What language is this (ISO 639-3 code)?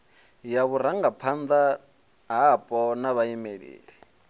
ven